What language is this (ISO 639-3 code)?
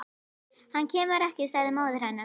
isl